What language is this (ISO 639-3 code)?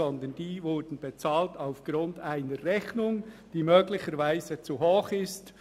gsw